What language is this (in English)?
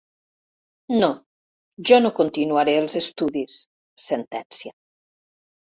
Catalan